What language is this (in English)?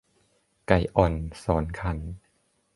Thai